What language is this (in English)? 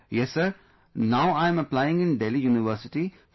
English